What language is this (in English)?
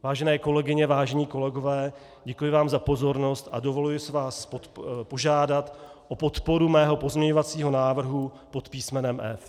Czech